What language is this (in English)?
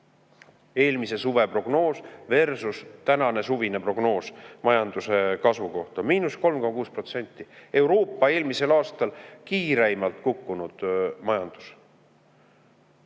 Estonian